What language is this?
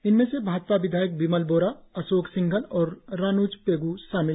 Hindi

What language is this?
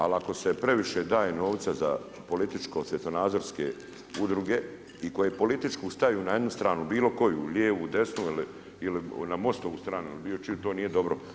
Croatian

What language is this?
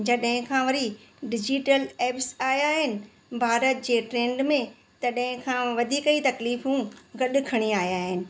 Sindhi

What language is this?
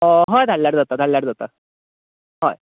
Konkani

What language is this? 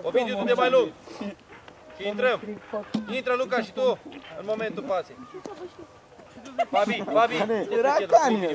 Romanian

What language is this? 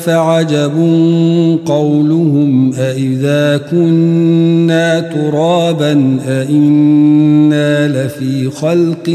Arabic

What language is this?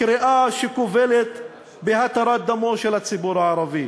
Hebrew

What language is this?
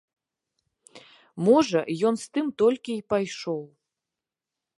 Belarusian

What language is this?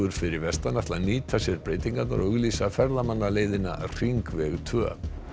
Icelandic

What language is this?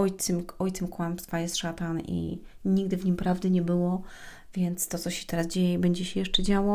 Polish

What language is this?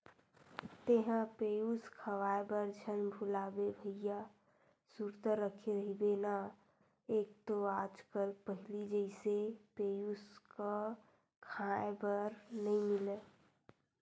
Chhattisgarhi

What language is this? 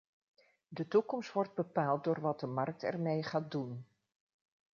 Dutch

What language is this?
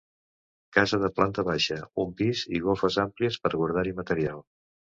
Catalan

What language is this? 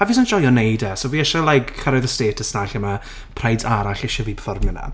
Welsh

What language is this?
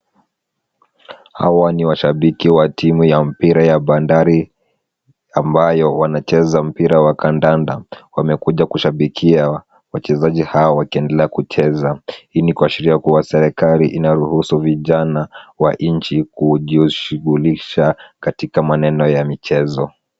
Swahili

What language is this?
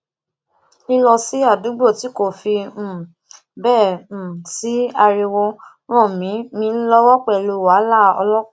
Yoruba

